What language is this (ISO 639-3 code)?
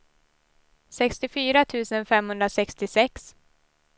swe